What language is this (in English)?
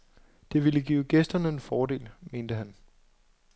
Danish